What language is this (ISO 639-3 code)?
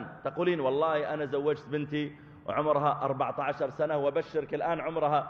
ara